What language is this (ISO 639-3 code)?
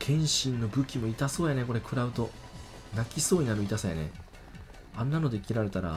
jpn